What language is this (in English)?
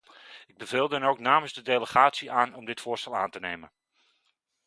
Dutch